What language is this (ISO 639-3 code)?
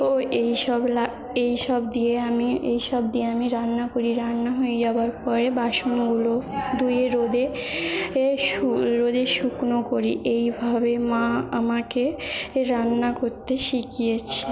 ben